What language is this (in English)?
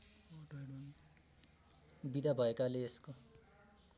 Nepali